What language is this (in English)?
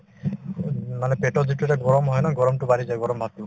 Assamese